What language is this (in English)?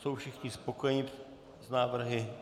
Czech